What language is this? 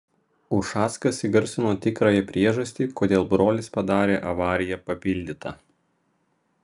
Lithuanian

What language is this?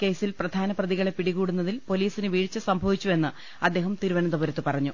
Malayalam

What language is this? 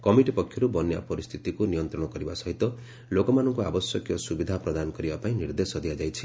Odia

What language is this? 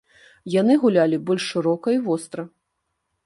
Belarusian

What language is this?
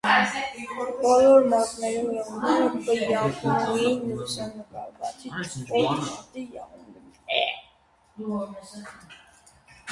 Armenian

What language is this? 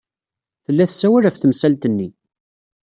Kabyle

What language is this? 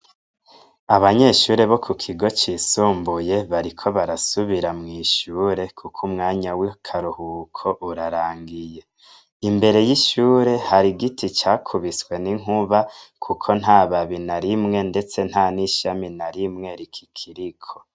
Rundi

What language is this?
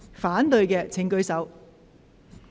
Cantonese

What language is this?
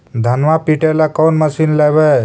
Magahi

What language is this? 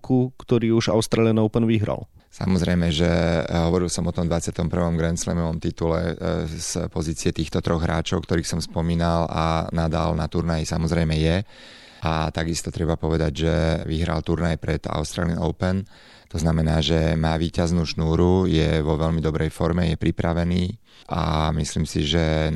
Slovak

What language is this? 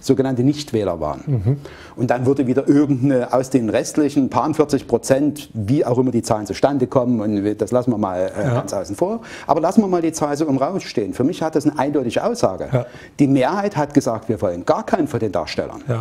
German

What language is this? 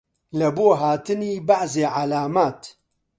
Central Kurdish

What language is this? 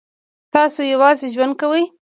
Pashto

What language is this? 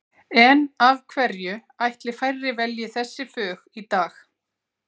Icelandic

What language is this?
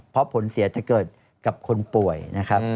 Thai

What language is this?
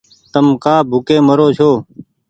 Goaria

